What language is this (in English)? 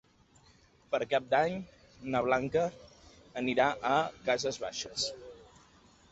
Catalan